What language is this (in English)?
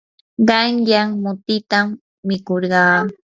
Yanahuanca Pasco Quechua